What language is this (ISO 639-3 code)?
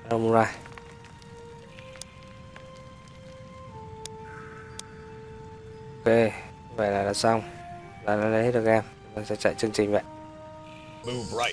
vie